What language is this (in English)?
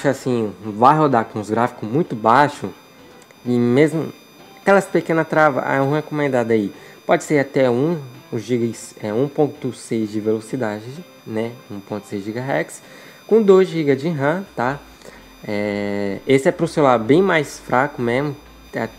Portuguese